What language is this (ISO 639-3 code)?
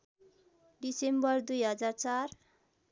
nep